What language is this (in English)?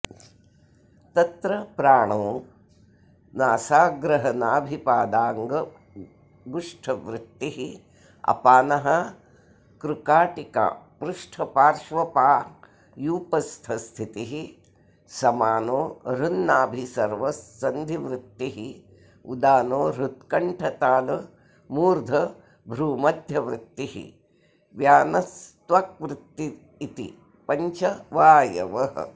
Sanskrit